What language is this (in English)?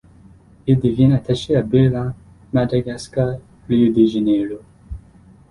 French